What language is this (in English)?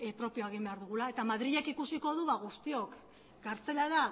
Basque